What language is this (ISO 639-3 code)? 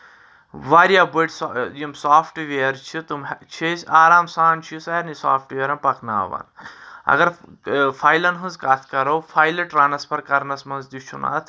kas